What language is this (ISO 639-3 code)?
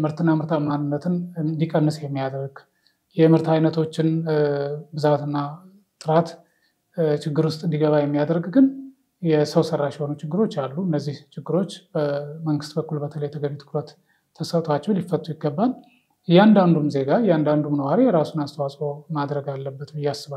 ara